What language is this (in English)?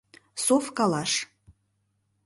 Mari